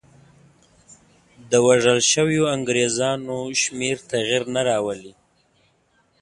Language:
Pashto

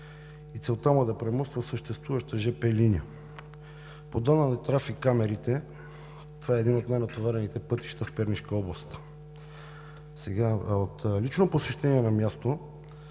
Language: Bulgarian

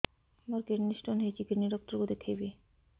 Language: Odia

